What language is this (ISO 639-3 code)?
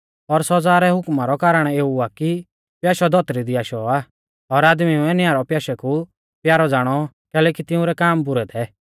bfz